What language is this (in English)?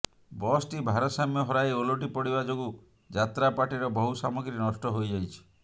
Odia